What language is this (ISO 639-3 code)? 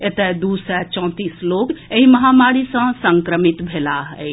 mai